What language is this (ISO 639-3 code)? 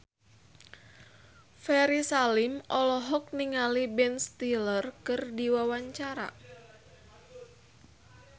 sun